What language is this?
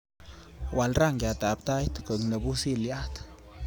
Kalenjin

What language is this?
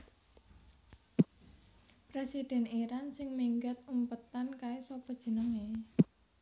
Javanese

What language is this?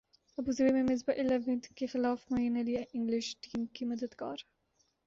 Urdu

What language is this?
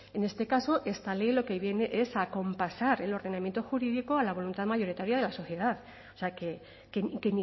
Spanish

